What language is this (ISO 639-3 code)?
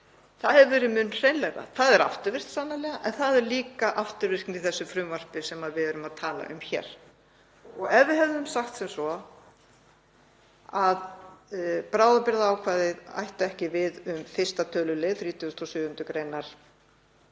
isl